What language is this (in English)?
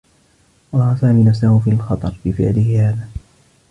Arabic